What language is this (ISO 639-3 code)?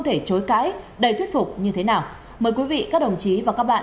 vie